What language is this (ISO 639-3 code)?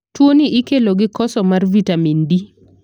luo